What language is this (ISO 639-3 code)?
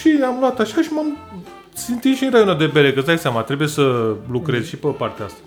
ron